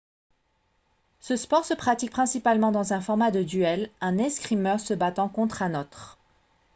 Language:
French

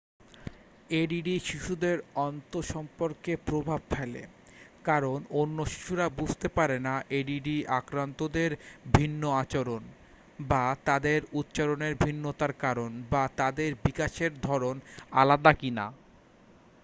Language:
Bangla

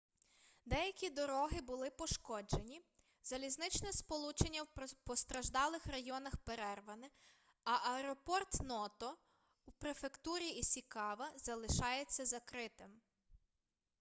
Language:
Ukrainian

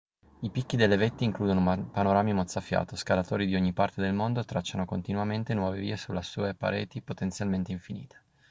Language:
Italian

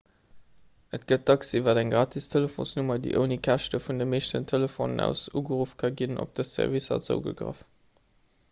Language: Luxembourgish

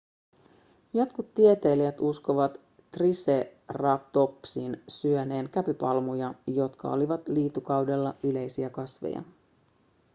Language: Finnish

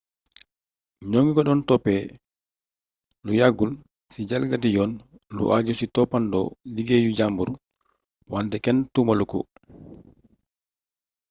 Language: Wolof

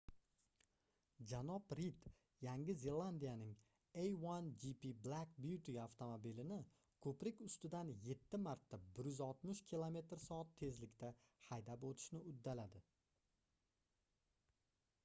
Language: Uzbek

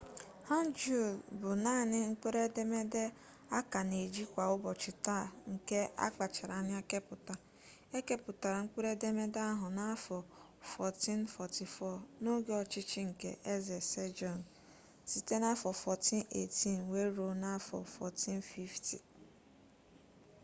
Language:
Igbo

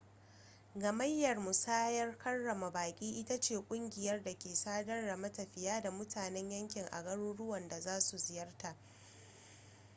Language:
Hausa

